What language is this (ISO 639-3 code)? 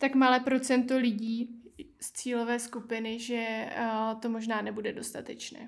ces